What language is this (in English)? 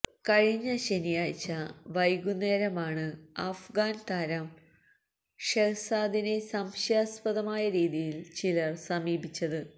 Malayalam